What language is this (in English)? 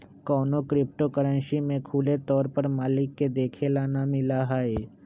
Magahi